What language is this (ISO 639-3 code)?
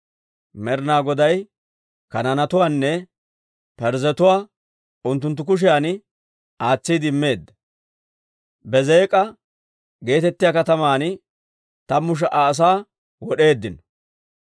dwr